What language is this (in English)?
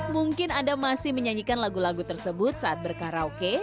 Indonesian